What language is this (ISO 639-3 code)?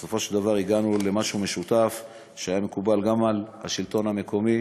heb